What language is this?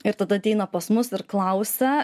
Lithuanian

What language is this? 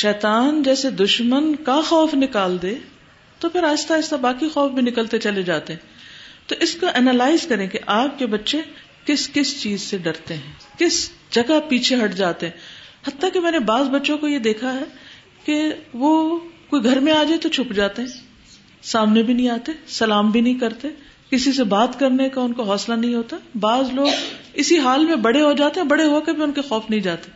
Urdu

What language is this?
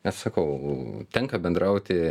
Lithuanian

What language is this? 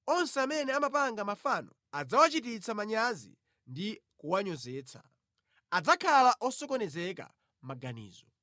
Nyanja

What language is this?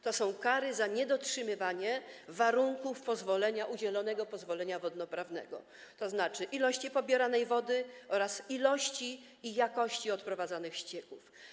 Polish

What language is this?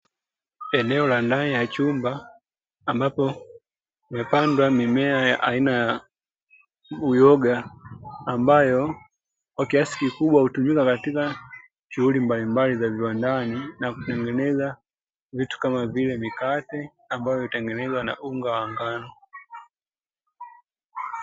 Swahili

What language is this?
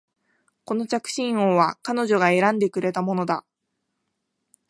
Japanese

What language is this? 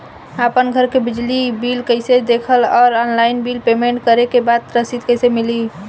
Bhojpuri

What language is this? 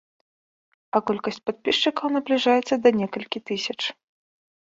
Belarusian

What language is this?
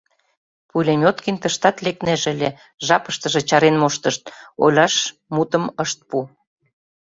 Mari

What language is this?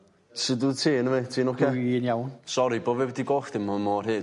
Welsh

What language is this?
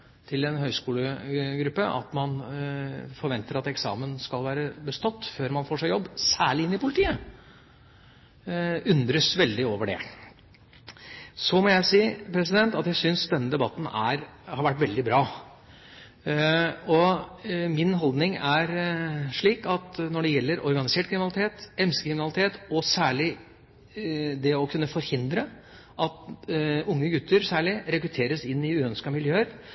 Norwegian Bokmål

